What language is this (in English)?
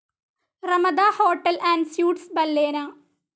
Malayalam